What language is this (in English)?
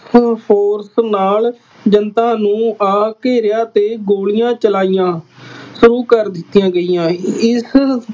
Punjabi